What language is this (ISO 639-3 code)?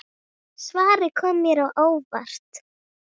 isl